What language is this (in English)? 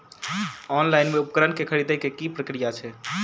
Maithili